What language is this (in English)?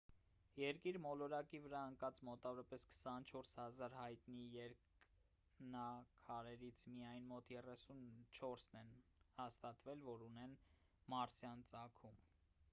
Armenian